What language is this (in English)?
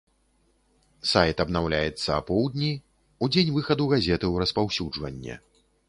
Belarusian